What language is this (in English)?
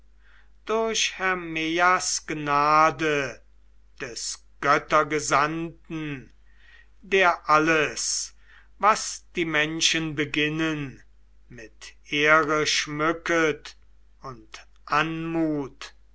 German